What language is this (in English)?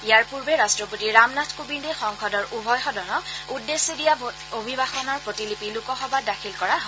Assamese